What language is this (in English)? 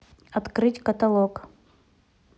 Russian